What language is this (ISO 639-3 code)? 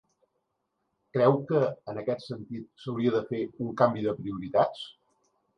cat